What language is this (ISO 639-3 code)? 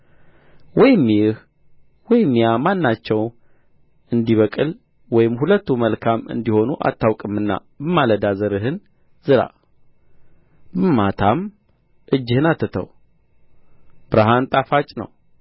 amh